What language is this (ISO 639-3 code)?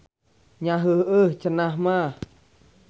sun